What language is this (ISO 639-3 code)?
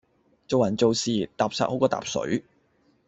yue